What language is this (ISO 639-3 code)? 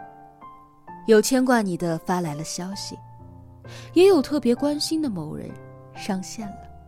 zho